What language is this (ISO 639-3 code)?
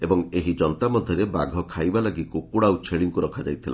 ori